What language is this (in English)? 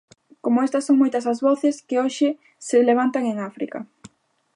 Galician